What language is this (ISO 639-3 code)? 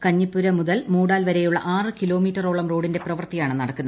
mal